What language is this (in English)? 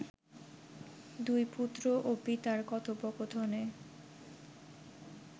Bangla